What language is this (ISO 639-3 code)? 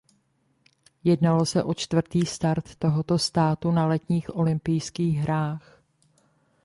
ces